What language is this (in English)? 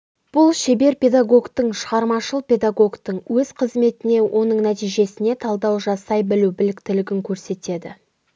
Kazakh